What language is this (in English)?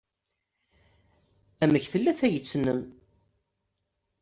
Kabyle